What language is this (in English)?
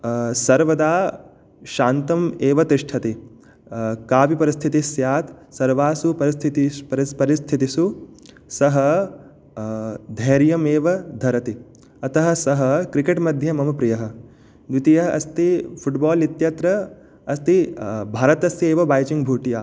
Sanskrit